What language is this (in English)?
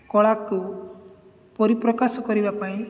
Odia